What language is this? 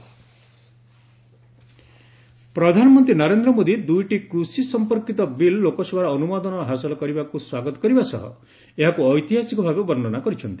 Odia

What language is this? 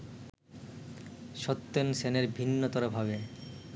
Bangla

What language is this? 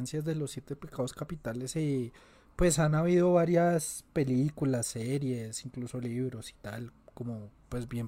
Spanish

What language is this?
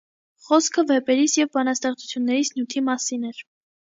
Armenian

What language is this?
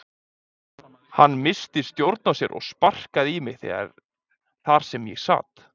Icelandic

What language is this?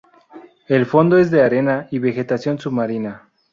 Spanish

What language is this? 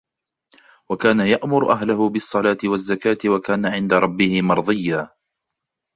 Arabic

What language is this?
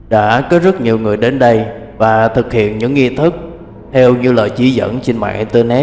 Vietnamese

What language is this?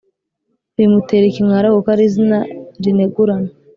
Kinyarwanda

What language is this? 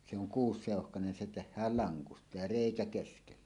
Finnish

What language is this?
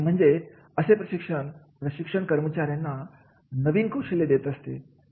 Marathi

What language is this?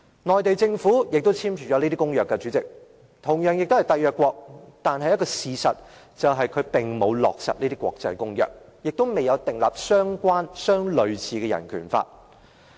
Cantonese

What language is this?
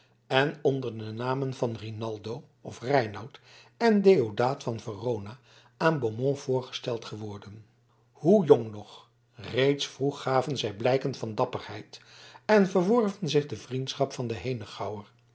Dutch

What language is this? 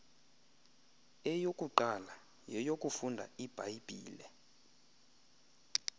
Xhosa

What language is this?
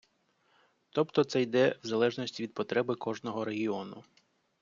Ukrainian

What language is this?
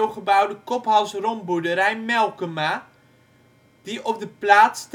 Dutch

